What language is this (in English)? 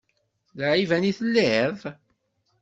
Kabyle